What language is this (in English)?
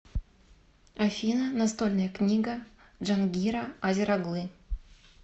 Russian